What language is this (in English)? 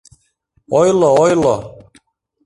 Mari